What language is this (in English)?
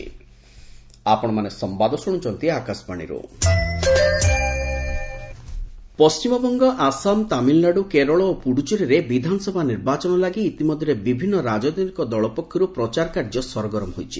Odia